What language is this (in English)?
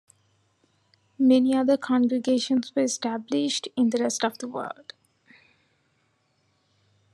English